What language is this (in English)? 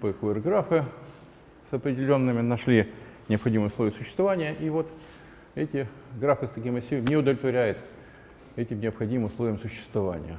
Russian